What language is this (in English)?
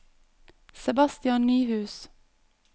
Norwegian